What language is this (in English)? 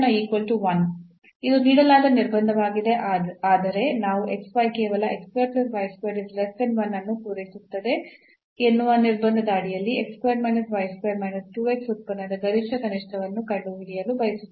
Kannada